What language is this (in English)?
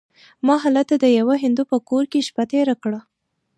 Pashto